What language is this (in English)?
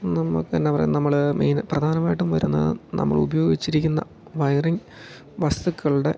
Malayalam